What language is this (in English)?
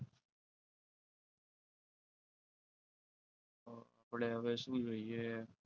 Gujarati